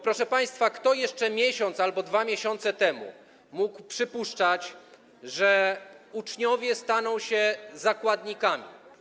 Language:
Polish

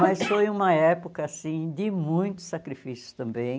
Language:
Portuguese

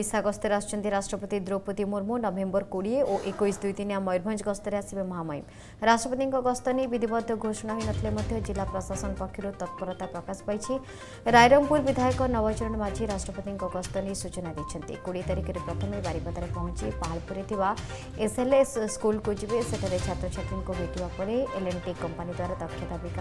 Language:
Romanian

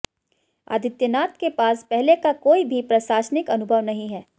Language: Hindi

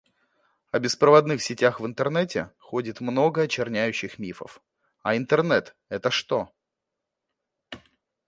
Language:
Russian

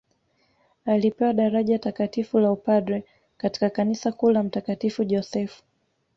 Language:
Swahili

